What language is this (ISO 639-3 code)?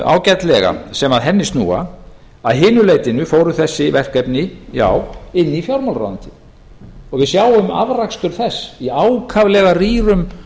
isl